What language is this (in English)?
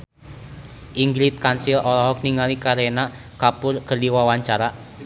Sundanese